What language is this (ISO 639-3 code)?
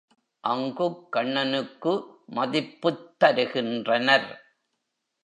tam